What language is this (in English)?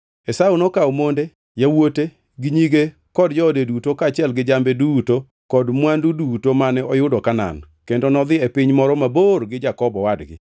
Luo (Kenya and Tanzania)